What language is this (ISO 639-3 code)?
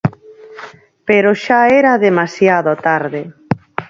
glg